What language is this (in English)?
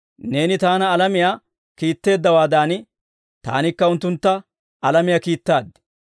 Dawro